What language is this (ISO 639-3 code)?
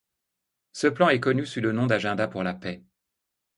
fra